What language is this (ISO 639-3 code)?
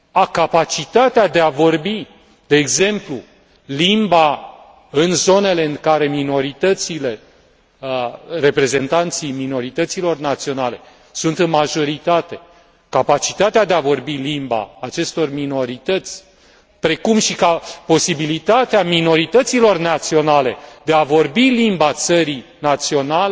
ron